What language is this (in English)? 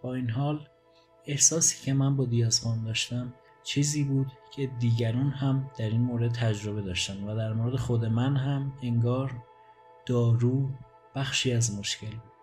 Persian